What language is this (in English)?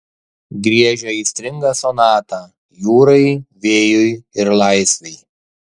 Lithuanian